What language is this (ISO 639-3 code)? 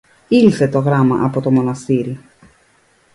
ell